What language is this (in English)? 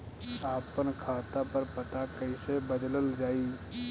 Bhojpuri